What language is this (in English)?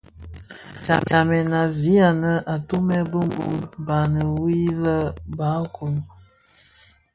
Bafia